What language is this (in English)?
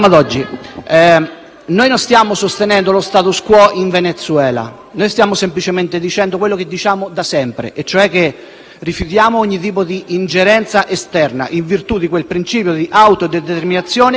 Italian